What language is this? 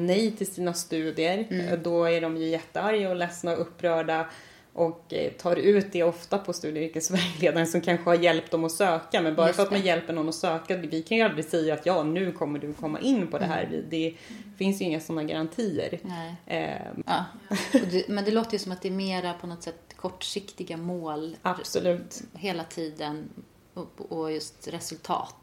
Swedish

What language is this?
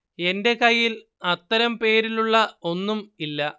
Malayalam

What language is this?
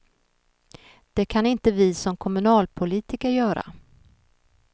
Swedish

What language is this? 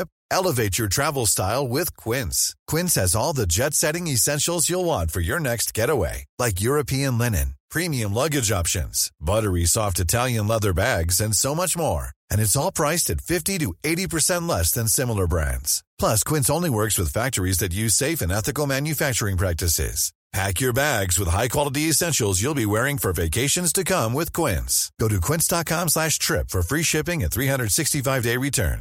French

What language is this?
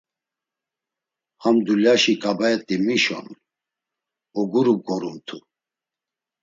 Laz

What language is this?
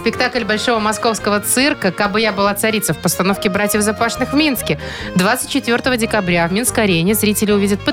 Russian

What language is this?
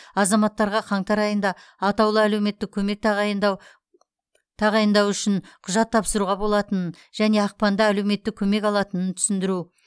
Kazakh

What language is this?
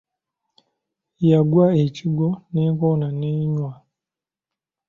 Ganda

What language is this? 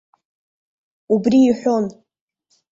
Abkhazian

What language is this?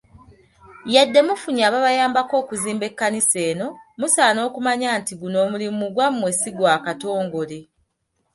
Ganda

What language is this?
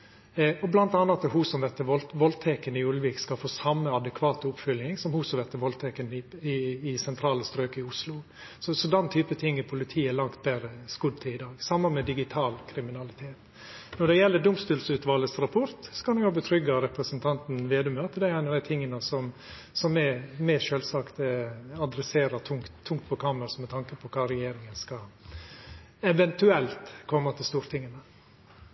Norwegian Nynorsk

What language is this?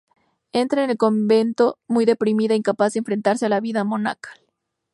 Spanish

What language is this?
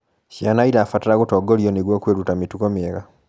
Kikuyu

